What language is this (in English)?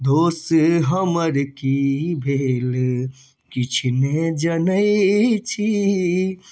Maithili